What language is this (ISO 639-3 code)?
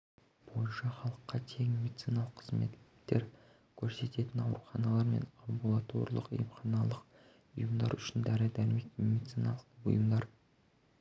kaz